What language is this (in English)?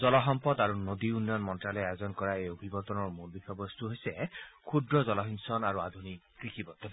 Assamese